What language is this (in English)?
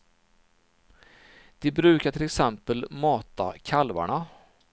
Swedish